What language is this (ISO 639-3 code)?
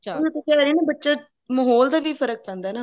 pan